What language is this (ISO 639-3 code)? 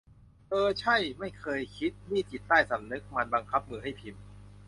tha